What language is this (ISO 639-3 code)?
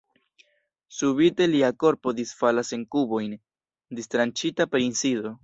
epo